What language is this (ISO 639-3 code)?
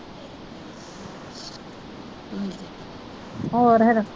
pan